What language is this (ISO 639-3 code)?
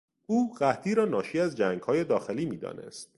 fas